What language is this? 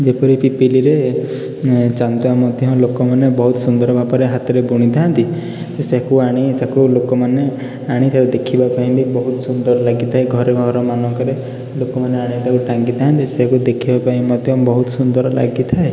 Odia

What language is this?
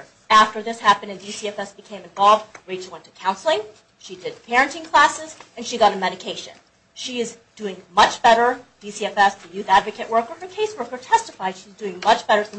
English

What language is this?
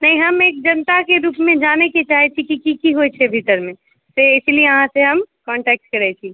Maithili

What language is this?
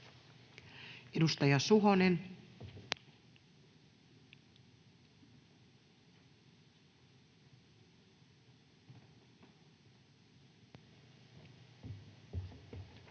Finnish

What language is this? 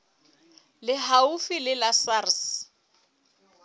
Southern Sotho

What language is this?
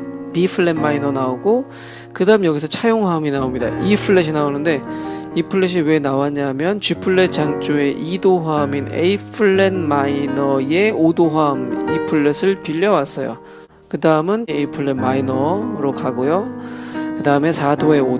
Korean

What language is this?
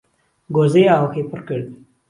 Central Kurdish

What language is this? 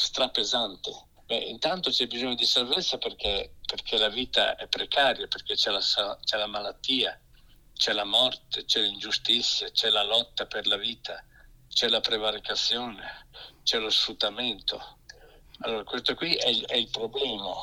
Italian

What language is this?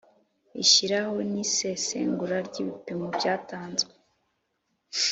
Kinyarwanda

